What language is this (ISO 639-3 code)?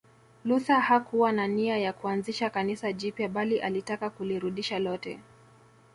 swa